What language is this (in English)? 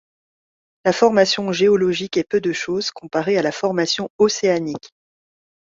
French